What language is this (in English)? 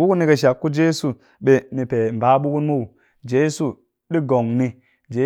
Cakfem-Mushere